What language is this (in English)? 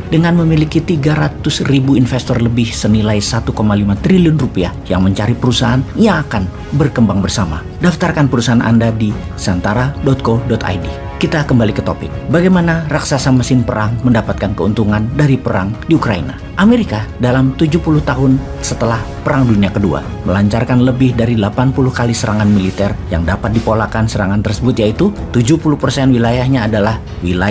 Indonesian